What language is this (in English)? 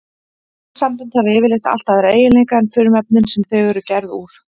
Icelandic